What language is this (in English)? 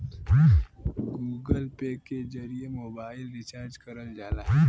Bhojpuri